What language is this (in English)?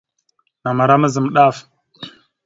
Mada (Cameroon)